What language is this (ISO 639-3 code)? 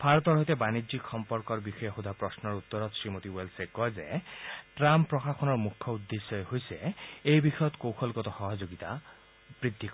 asm